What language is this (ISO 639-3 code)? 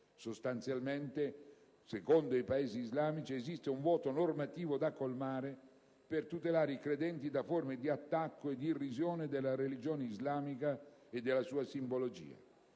ita